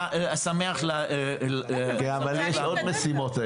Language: Hebrew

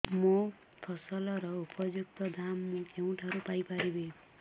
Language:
Odia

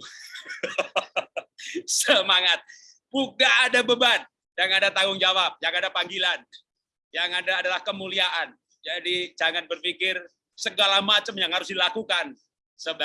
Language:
Indonesian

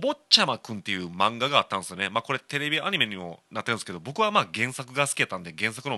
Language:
Japanese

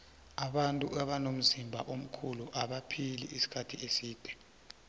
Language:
South Ndebele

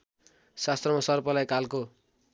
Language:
Nepali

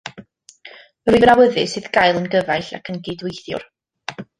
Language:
Welsh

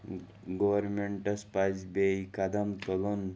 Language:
Kashmiri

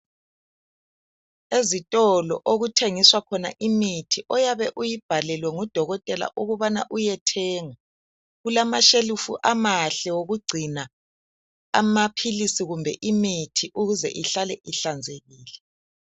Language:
North Ndebele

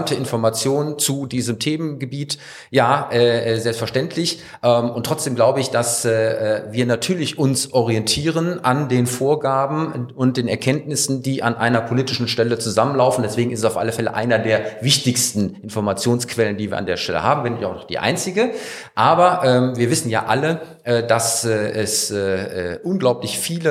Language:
German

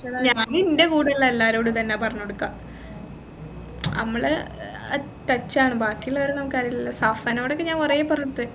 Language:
Malayalam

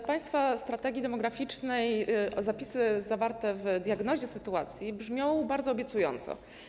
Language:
Polish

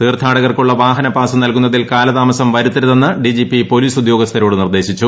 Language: Malayalam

